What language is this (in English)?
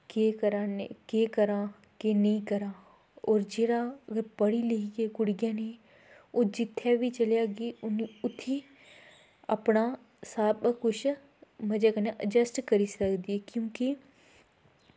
Dogri